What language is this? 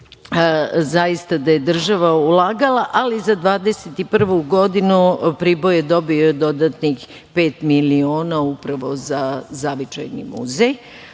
Serbian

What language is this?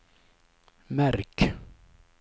Swedish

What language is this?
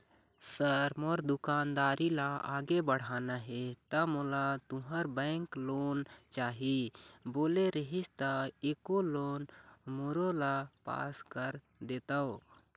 Chhattisgarhi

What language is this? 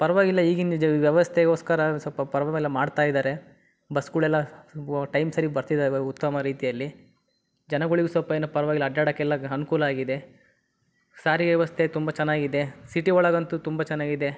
Kannada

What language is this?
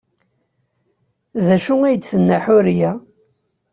Kabyle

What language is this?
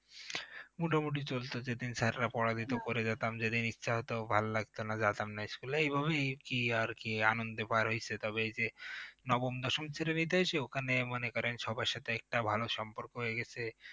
Bangla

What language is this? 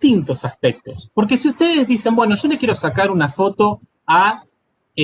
Spanish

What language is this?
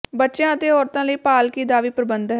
Punjabi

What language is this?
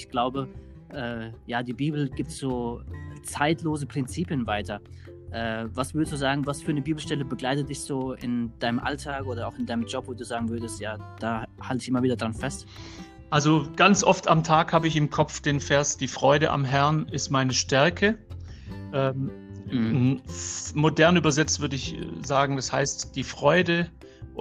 German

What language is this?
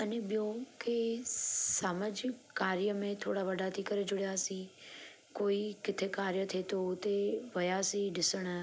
Sindhi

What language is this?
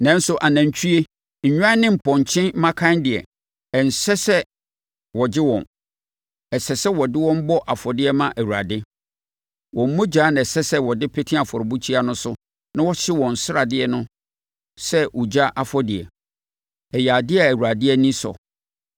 Akan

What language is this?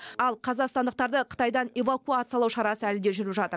Kazakh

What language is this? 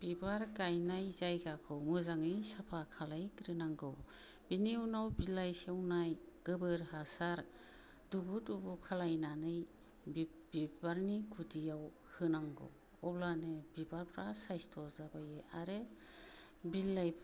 Bodo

